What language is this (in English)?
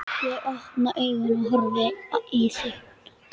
Icelandic